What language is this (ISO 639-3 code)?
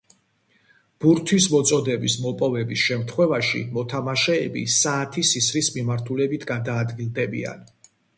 kat